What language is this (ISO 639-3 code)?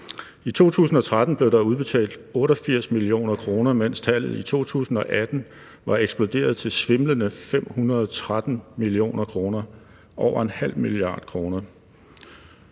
dan